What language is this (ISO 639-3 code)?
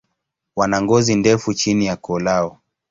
swa